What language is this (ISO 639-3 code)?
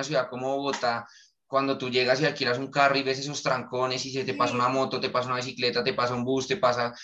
spa